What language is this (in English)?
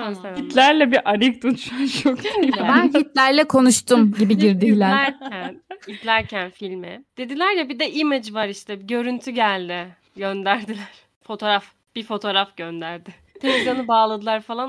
Turkish